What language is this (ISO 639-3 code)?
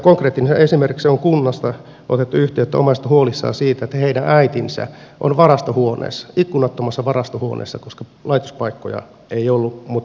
fin